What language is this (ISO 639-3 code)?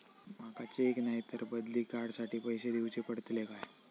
mar